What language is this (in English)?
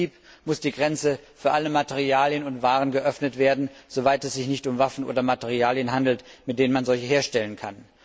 German